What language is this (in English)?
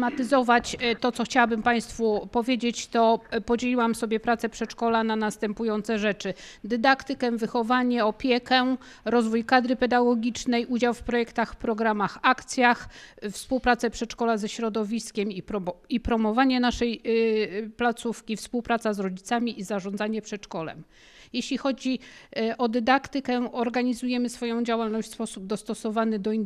Polish